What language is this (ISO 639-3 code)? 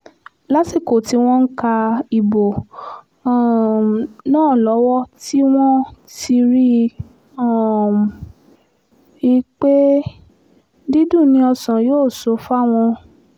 yor